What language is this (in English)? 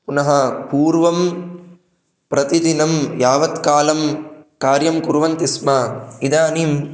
Sanskrit